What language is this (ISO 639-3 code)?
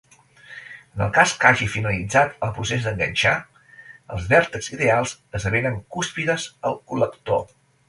cat